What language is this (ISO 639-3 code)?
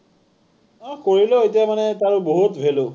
asm